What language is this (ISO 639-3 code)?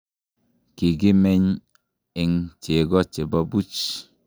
kln